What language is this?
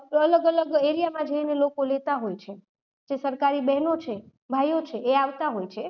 Gujarati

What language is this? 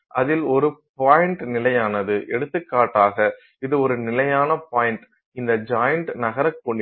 Tamil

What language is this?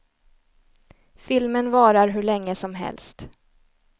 Swedish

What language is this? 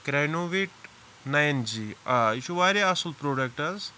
Kashmiri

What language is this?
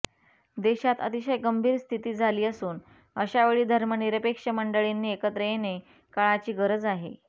Marathi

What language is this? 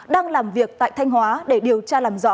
Vietnamese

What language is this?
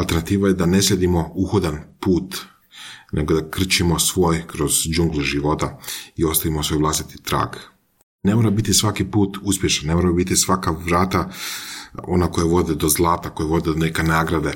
Croatian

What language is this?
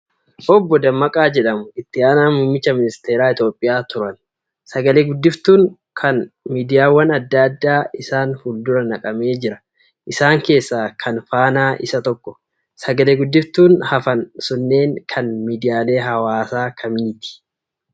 Oromo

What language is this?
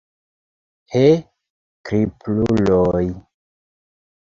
Esperanto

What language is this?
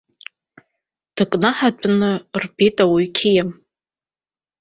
Abkhazian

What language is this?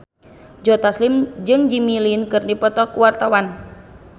Sundanese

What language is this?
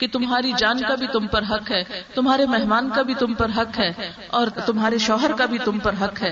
Urdu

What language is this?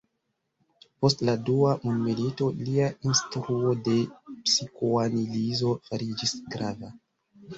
Esperanto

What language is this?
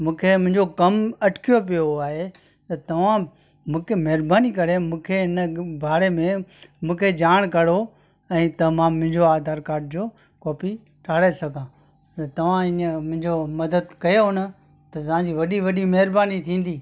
Sindhi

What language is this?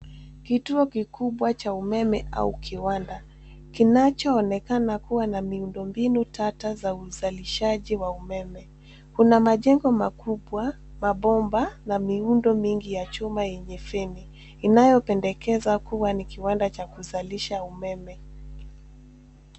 Swahili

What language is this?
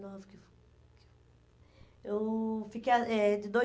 Portuguese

